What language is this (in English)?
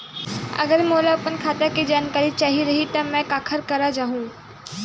Chhattisgarhi